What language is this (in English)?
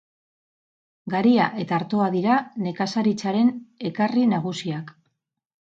Basque